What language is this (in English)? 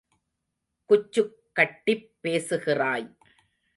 Tamil